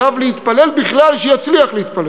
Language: Hebrew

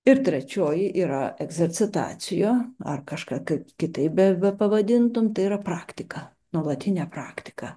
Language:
Lithuanian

